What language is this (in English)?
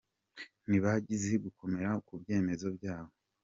Kinyarwanda